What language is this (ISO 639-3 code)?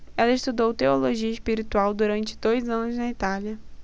por